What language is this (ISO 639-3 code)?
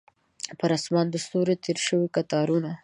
pus